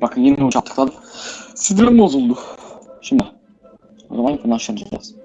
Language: Turkish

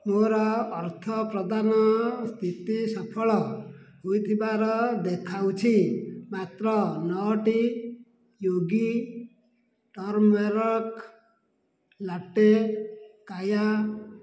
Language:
Odia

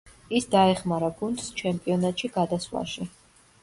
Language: Georgian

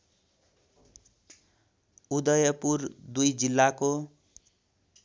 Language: Nepali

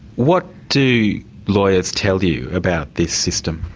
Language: English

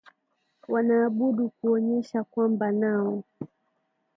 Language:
Swahili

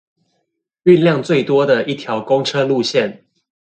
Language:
Chinese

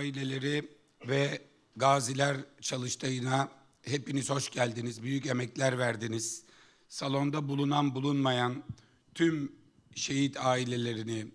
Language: Turkish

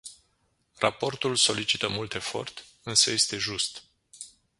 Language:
Romanian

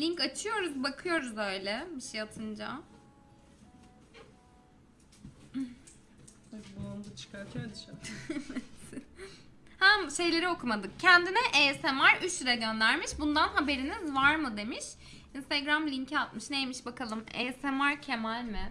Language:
Turkish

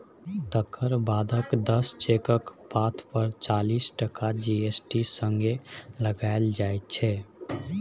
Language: Maithili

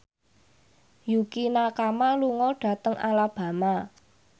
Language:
Javanese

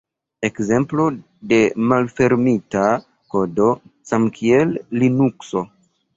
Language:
Esperanto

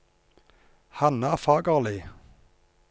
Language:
Norwegian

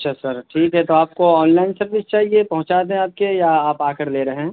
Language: Urdu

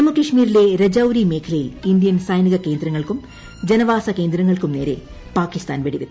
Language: Malayalam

